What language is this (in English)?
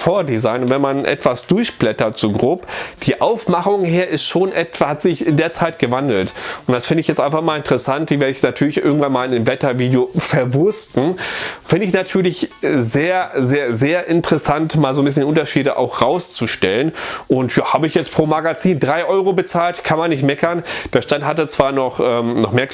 German